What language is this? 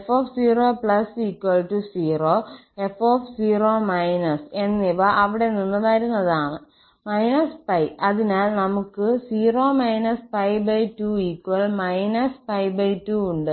Malayalam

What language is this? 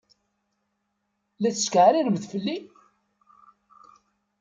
Kabyle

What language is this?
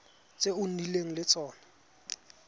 Tswana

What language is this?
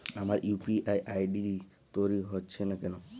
Bangla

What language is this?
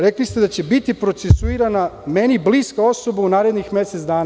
Serbian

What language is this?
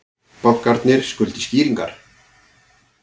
Icelandic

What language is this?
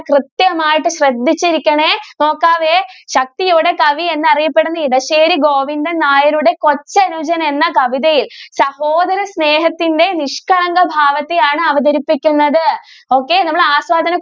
Malayalam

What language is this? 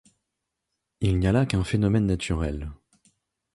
French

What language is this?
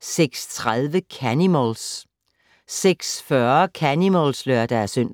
Danish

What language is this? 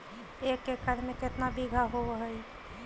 Magahi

